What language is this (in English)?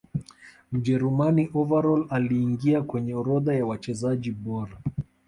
Swahili